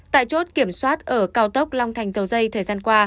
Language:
Vietnamese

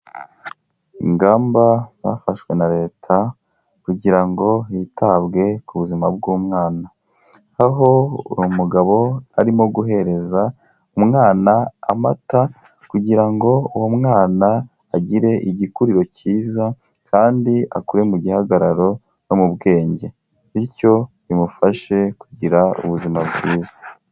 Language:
Kinyarwanda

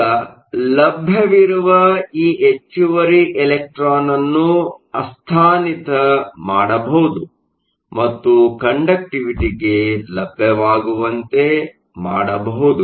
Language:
Kannada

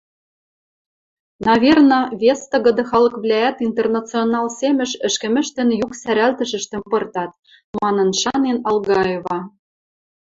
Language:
Western Mari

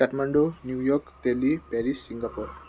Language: Nepali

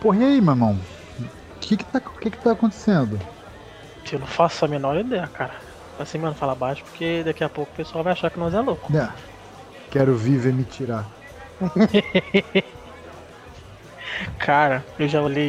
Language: Portuguese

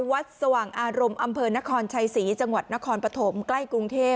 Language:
Thai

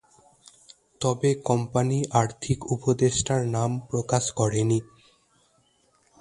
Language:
Bangla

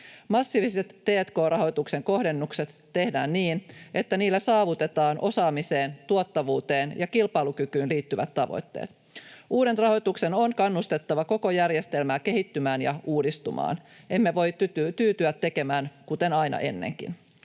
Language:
Finnish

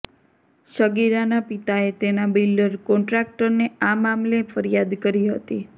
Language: Gujarati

